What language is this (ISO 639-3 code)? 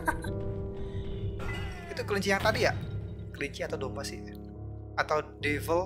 ind